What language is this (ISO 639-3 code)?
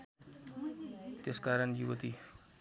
nep